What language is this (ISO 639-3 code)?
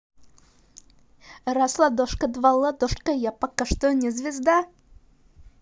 rus